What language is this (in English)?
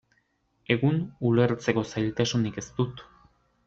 Basque